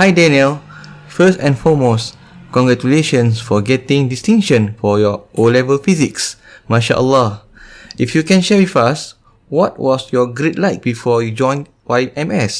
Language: Malay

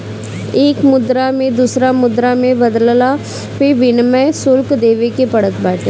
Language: Bhojpuri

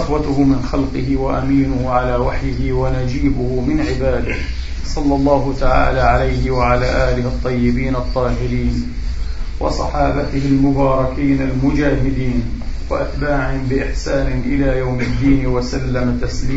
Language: Arabic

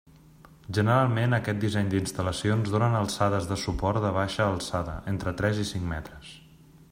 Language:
Catalan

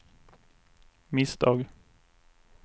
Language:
Swedish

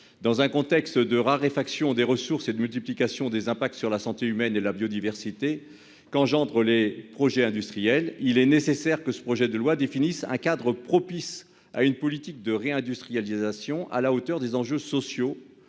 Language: French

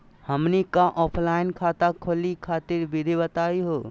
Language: Magahi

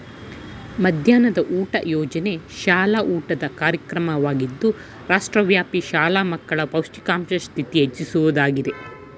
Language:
Kannada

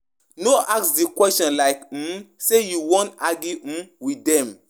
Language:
Nigerian Pidgin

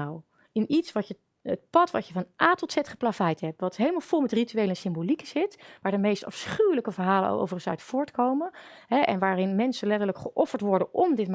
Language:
Dutch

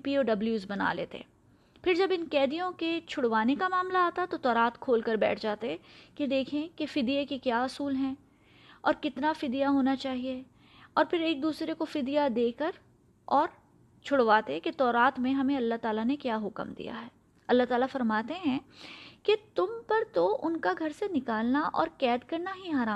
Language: Urdu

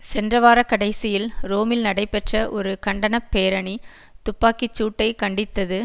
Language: Tamil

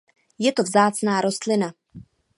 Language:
Czech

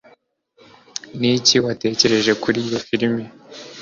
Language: Kinyarwanda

